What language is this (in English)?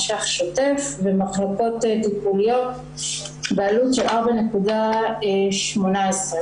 Hebrew